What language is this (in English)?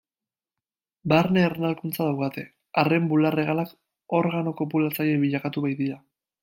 Basque